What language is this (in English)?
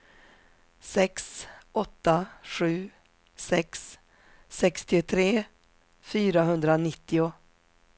Swedish